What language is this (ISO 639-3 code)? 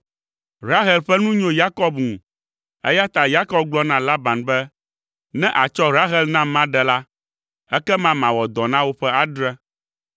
ewe